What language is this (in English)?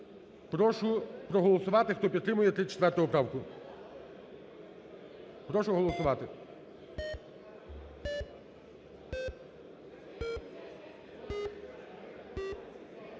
Ukrainian